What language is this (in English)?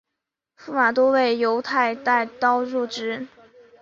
Chinese